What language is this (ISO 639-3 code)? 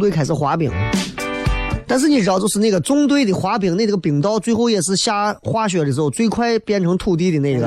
zho